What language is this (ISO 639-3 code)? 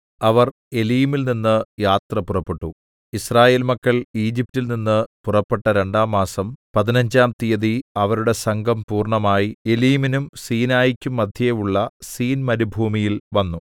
mal